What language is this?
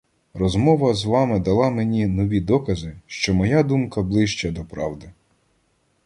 Ukrainian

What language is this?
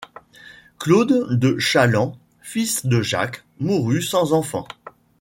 French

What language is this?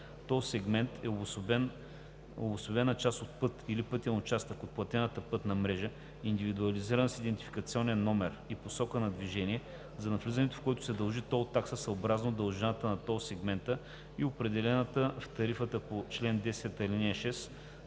Bulgarian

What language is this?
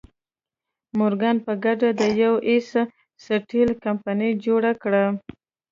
Pashto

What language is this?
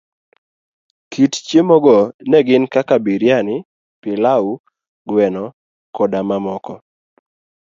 Luo (Kenya and Tanzania)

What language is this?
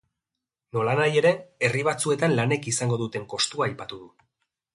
Basque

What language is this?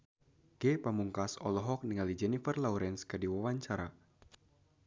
Sundanese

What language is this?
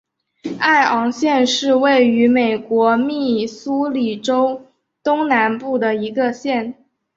Chinese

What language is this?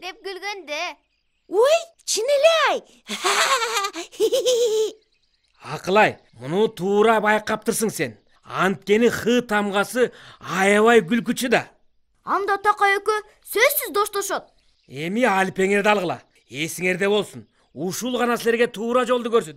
Turkish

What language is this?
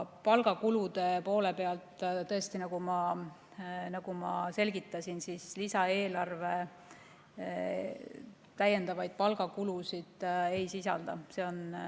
Estonian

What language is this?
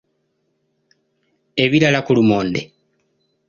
Ganda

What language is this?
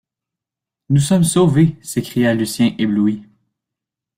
French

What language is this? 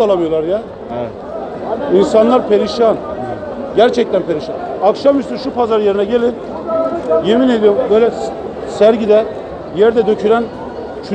Turkish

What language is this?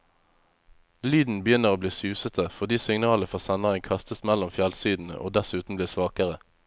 Norwegian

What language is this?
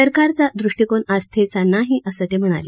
Marathi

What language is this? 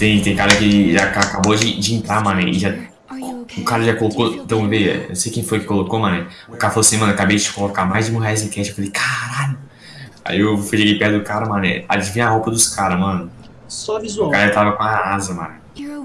Portuguese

